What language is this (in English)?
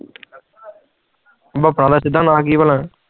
Punjabi